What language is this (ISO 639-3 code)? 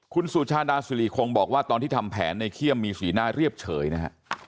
tha